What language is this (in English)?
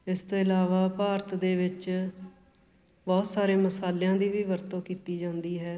Punjabi